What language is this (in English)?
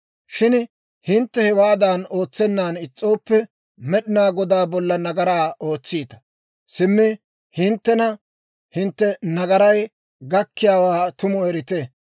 Dawro